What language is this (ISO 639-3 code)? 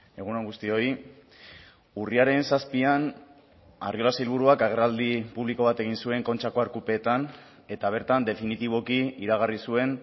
eus